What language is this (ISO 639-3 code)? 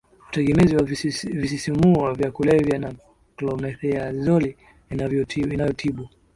swa